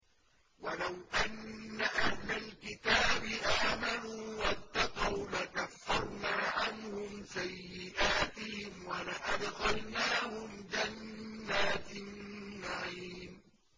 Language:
Arabic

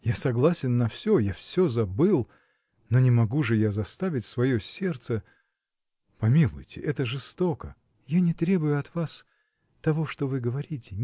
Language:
Russian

